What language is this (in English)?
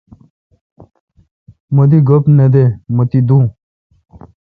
Kalkoti